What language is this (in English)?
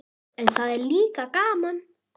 Icelandic